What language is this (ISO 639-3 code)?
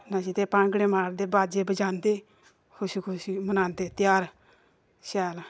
doi